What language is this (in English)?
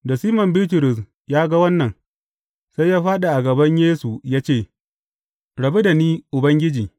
Hausa